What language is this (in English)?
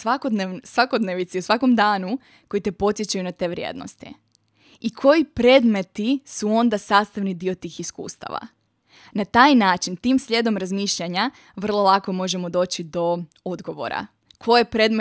Croatian